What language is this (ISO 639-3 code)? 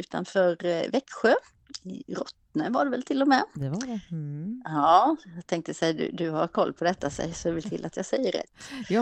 swe